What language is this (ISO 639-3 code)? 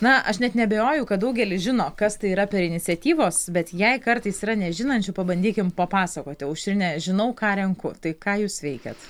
lit